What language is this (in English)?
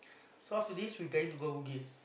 English